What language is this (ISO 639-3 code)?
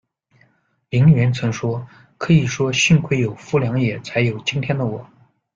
zho